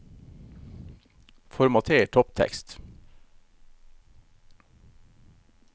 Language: Norwegian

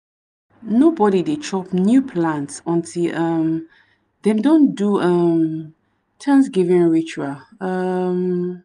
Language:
Nigerian Pidgin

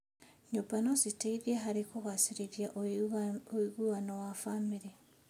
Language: Kikuyu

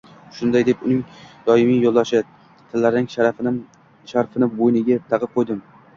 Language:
Uzbek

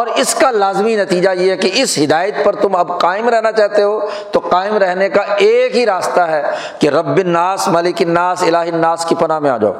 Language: Urdu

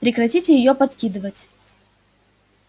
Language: Russian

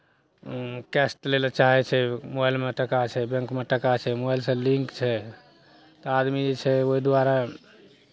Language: Maithili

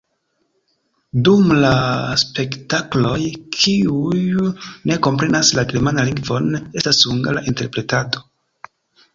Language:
Esperanto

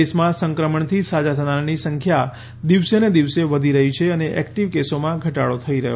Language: Gujarati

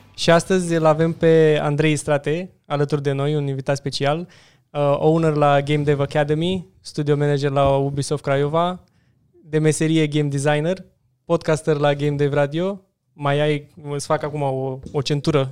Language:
Romanian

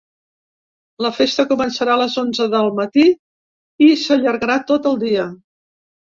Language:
Catalan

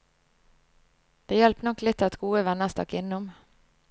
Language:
Norwegian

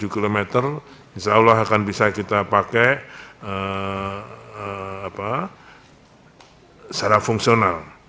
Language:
Indonesian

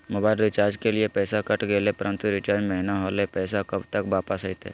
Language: Magahi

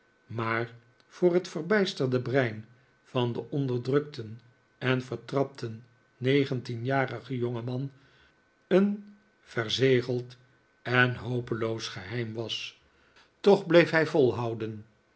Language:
Dutch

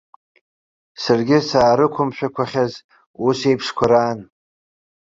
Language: Abkhazian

